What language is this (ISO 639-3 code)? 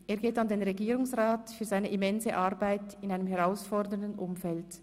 gsw